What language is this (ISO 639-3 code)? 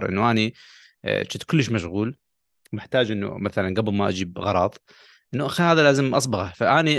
ara